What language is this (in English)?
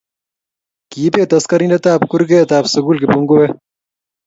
Kalenjin